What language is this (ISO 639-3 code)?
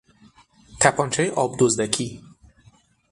fas